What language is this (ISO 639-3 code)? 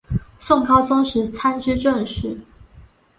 zho